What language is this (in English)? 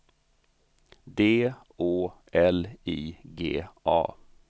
Swedish